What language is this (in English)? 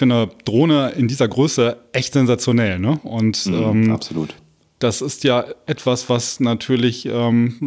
German